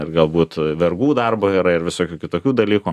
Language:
Lithuanian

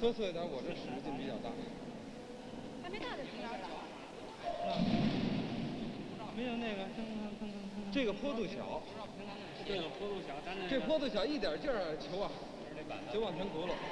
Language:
Chinese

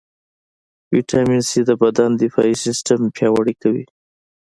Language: Pashto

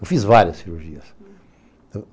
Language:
Portuguese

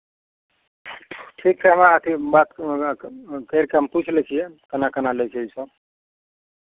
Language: Maithili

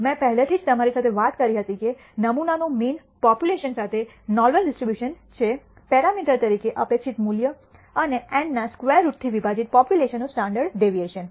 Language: Gujarati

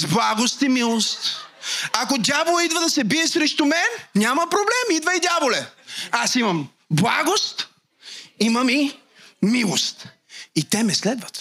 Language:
Bulgarian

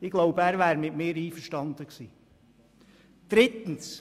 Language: Swiss German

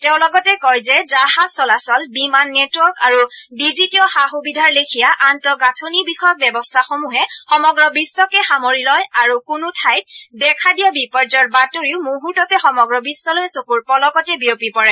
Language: Assamese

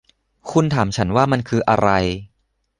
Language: Thai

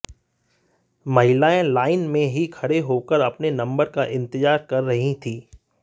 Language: Hindi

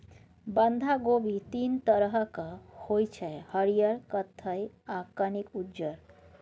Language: Maithili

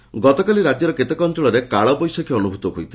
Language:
Odia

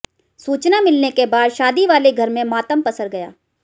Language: Hindi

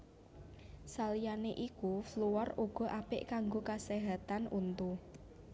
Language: Javanese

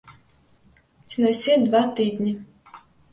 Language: Belarusian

